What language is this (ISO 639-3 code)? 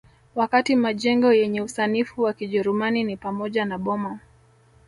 swa